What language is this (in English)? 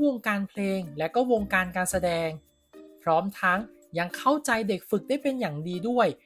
Thai